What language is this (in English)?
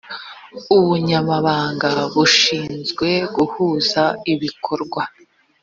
Kinyarwanda